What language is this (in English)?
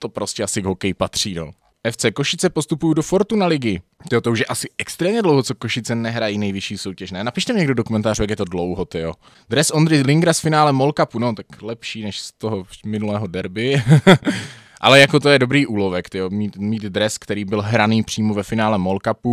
Czech